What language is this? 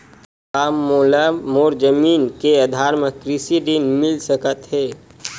Chhattisgarhi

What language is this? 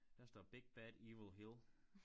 Danish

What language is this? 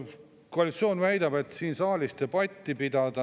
Estonian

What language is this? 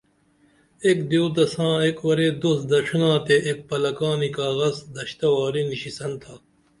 Dameli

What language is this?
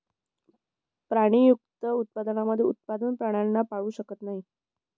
Marathi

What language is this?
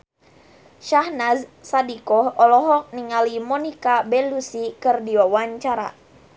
Sundanese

